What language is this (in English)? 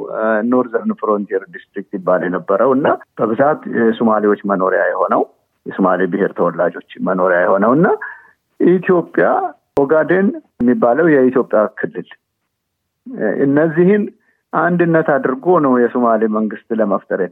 Amharic